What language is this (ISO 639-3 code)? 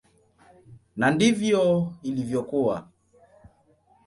swa